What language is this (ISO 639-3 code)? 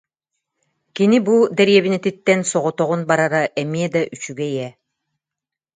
sah